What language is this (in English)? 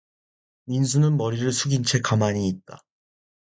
Korean